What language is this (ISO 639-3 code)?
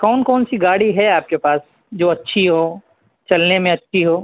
urd